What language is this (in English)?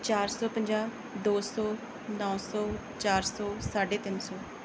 Punjabi